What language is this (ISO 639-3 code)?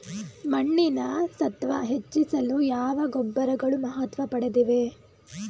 kan